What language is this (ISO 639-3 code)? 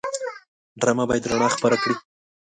pus